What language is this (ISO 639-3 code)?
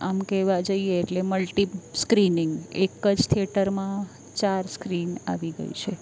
guj